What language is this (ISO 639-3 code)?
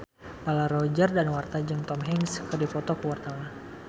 sun